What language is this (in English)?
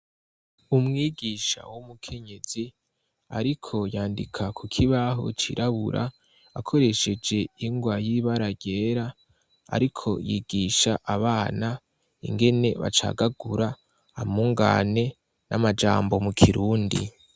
Rundi